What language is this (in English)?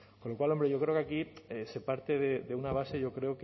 Spanish